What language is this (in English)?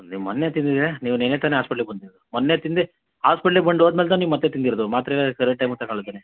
Kannada